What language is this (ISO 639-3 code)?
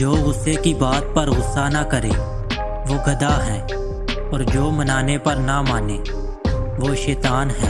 urd